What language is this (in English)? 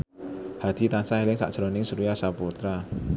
Javanese